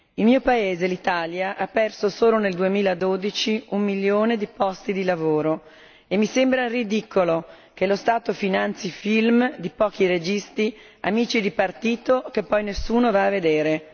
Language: Italian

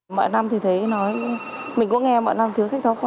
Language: Vietnamese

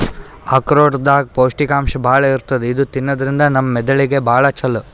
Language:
Kannada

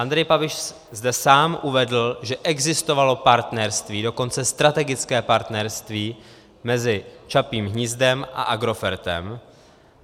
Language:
Czech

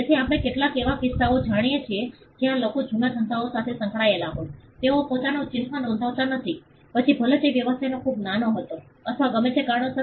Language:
Gujarati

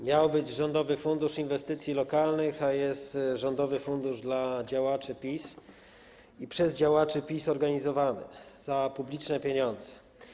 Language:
Polish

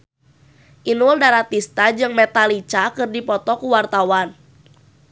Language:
Sundanese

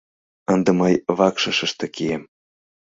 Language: Mari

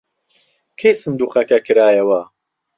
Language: Central Kurdish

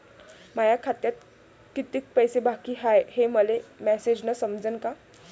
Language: Marathi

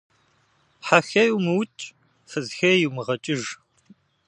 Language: Kabardian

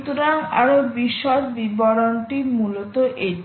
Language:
Bangla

